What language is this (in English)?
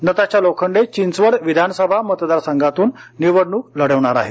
Marathi